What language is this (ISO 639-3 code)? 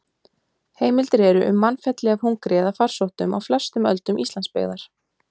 isl